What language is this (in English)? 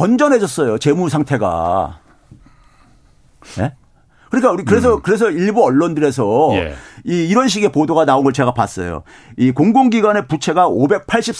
Korean